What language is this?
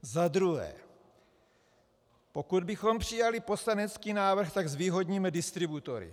Czech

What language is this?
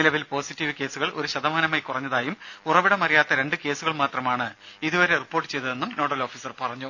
Malayalam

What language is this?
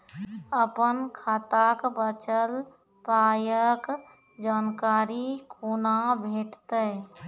Maithili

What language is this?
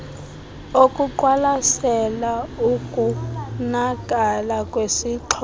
Xhosa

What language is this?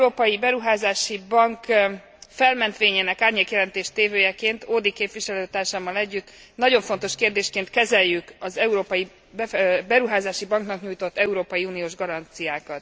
Hungarian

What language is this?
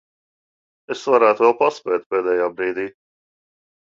Latvian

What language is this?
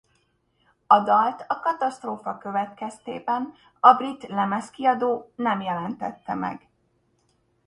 Hungarian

